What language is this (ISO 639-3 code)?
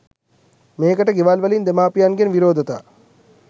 sin